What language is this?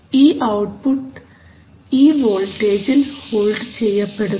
Malayalam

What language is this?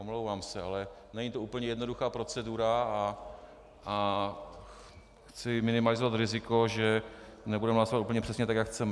Czech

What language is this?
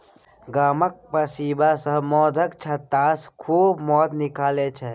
Maithili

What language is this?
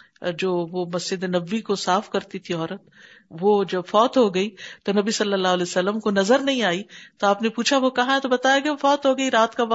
Urdu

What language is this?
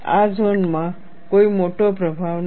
Gujarati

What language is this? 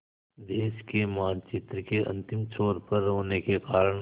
Hindi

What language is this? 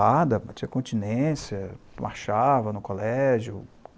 Portuguese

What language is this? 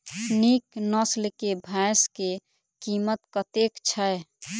Maithili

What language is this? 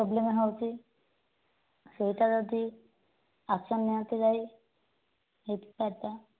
Odia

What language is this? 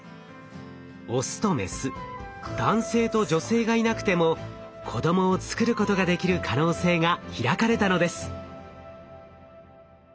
Japanese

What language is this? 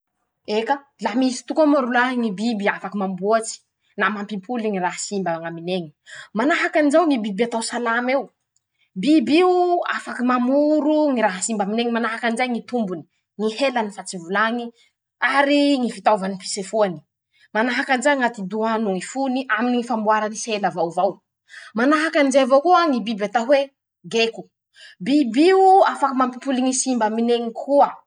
Masikoro Malagasy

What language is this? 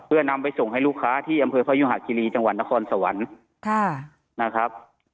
Thai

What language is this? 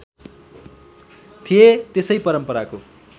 Nepali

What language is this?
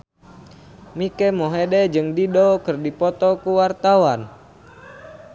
Sundanese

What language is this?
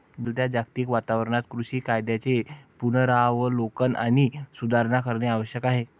Marathi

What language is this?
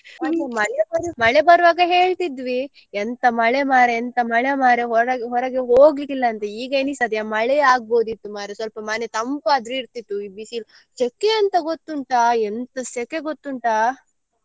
Kannada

